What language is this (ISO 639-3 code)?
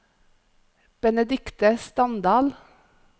nor